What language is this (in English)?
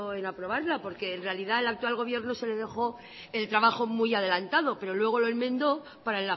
Spanish